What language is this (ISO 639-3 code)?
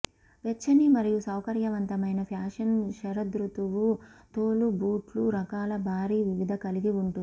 tel